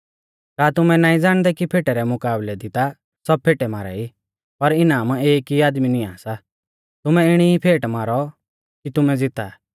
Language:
Mahasu Pahari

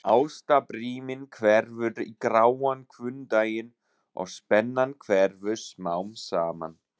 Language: Icelandic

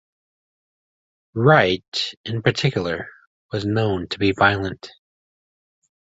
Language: English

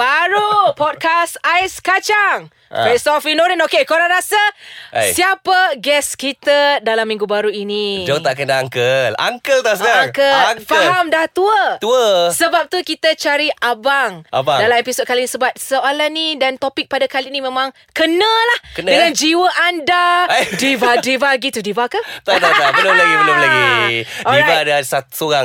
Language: Malay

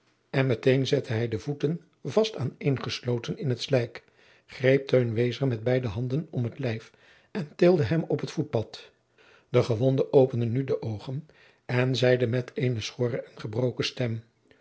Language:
Dutch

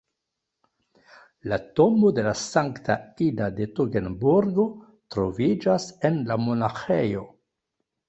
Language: Esperanto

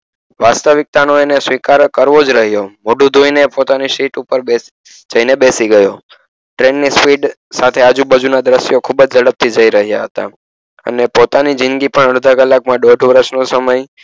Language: Gujarati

